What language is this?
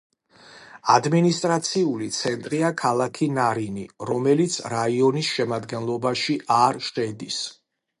Georgian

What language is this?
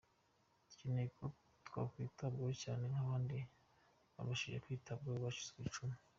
Kinyarwanda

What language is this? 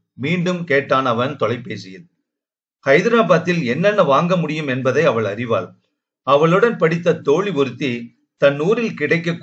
Tamil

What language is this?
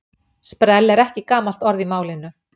Icelandic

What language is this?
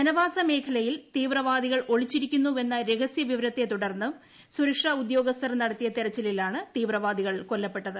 Malayalam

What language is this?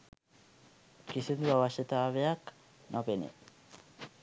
Sinhala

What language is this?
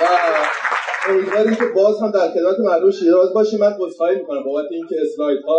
Persian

